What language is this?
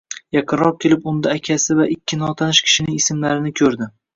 Uzbek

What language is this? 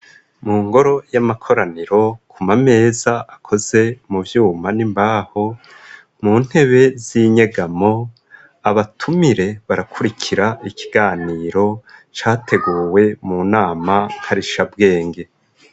Rundi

